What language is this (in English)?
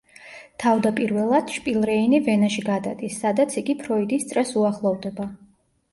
Georgian